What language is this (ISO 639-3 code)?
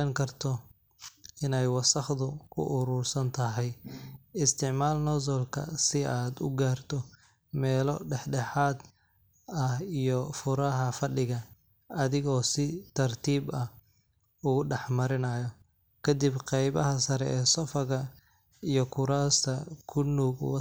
som